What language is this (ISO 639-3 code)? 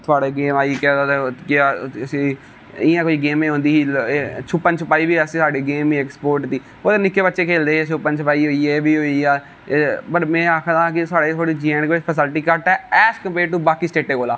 doi